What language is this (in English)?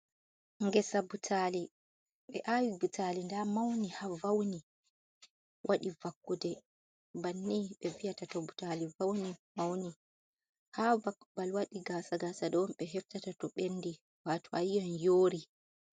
Fula